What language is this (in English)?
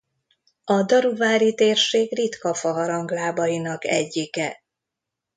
Hungarian